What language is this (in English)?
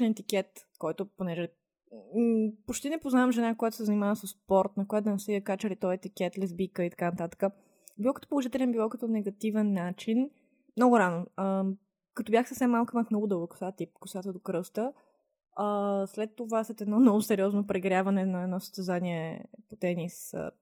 Bulgarian